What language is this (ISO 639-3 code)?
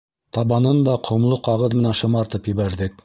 bak